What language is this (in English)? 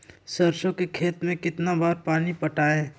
Magahi